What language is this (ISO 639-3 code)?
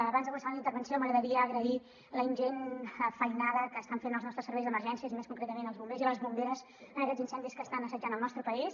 cat